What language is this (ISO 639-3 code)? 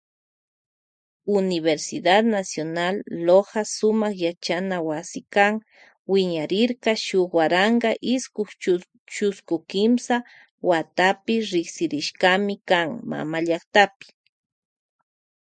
qvj